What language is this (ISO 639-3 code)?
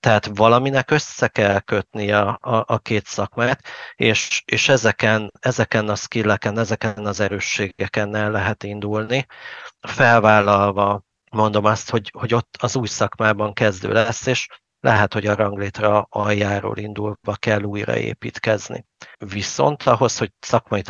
hun